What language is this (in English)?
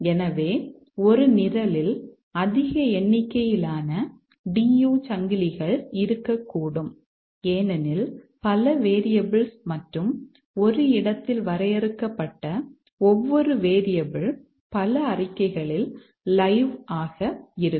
Tamil